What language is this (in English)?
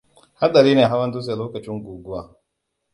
Hausa